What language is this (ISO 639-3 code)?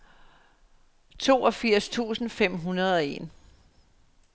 dan